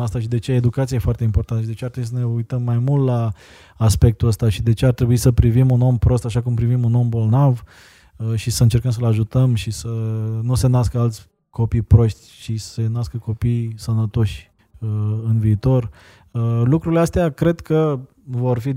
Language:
Romanian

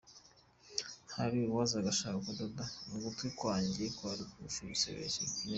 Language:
Kinyarwanda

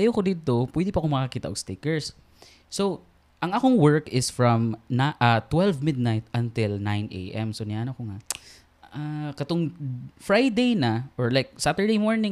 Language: Filipino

